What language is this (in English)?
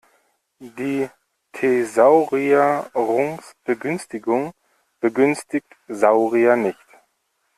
German